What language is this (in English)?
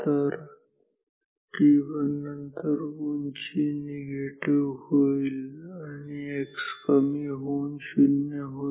Marathi